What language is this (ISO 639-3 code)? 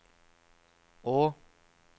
nor